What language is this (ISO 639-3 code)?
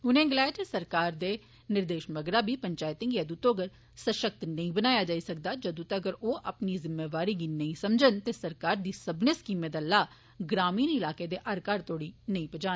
doi